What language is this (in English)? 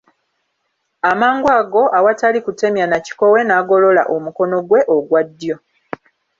Ganda